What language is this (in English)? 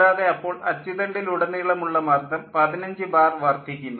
Malayalam